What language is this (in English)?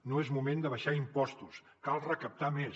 Catalan